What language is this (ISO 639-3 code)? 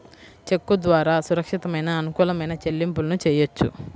tel